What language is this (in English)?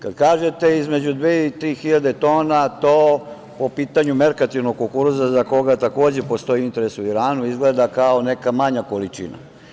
Serbian